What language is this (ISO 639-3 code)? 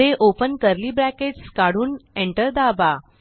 mar